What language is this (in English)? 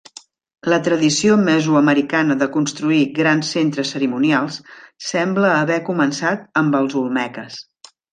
Catalan